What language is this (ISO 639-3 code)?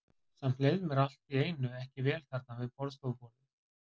isl